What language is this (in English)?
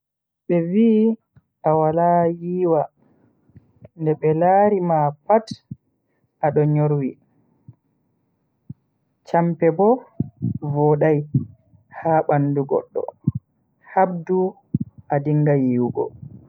Bagirmi Fulfulde